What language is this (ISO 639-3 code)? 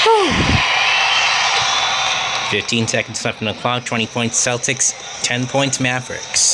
eng